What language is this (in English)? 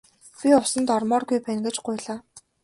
Mongolian